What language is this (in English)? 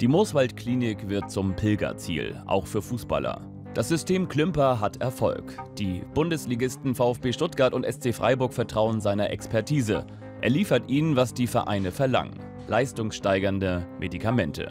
German